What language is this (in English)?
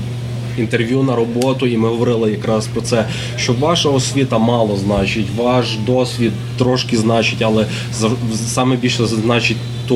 Ukrainian